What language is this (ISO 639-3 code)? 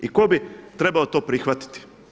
hrv